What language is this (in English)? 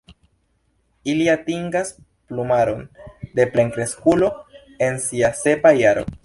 Esperanto